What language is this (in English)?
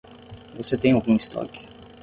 Portuguese